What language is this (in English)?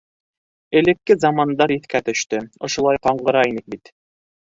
Bashkir